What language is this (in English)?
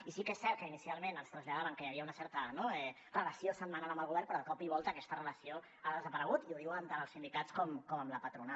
Catalan